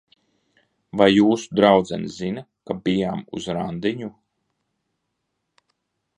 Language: Latvian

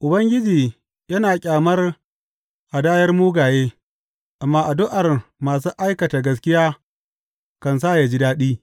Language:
Hausa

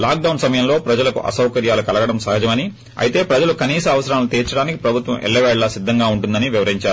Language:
Telugu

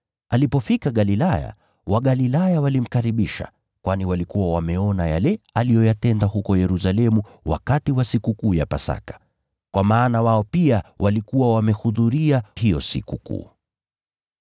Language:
Swahili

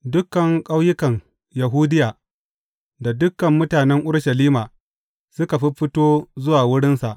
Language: Hausa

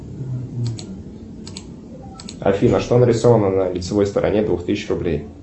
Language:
Russian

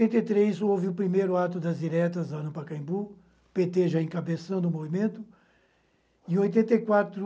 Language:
Portuguese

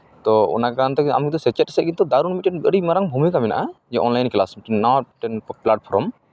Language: Santali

